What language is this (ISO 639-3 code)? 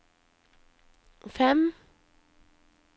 nor